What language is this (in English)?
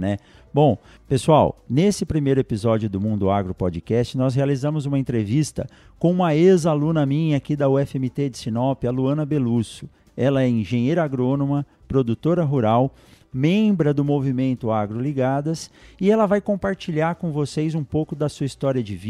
Portuguese